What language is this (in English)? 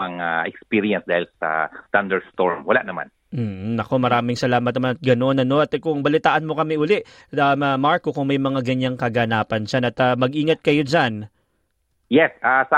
Filipino